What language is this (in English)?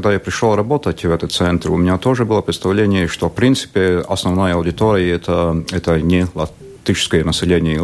Russian